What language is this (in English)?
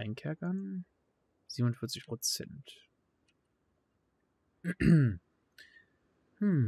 German